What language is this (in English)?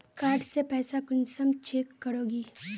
Magahi